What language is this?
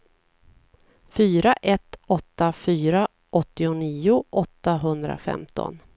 Swedish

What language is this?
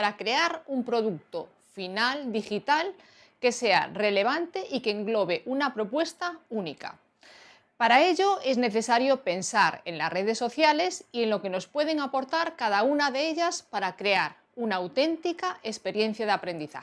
Spanish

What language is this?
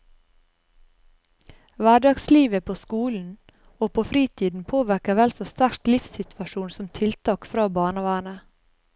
Norwegian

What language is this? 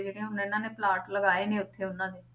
Punjabi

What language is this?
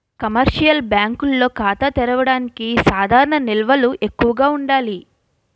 Telugu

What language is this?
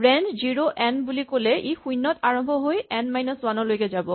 Assamese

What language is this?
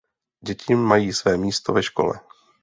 Czech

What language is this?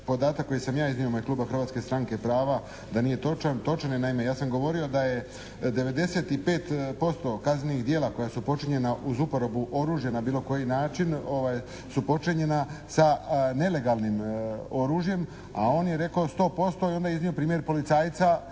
Croatian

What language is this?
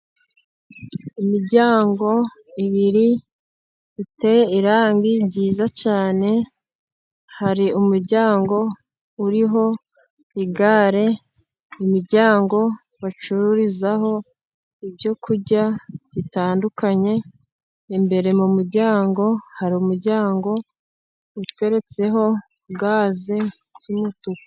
Kinyarwanda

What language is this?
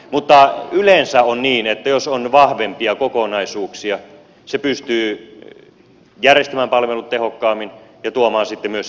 Finnish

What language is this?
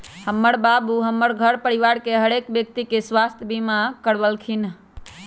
Magahi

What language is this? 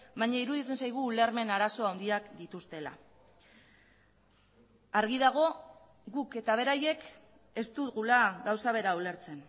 Basque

